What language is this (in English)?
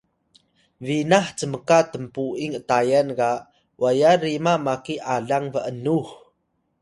Atayal